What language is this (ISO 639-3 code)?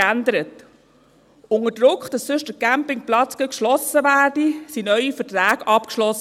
gsw